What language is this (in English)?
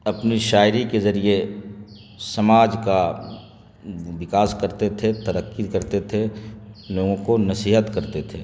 Urdu